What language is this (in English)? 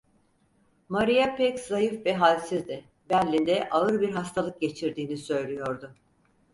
Turkish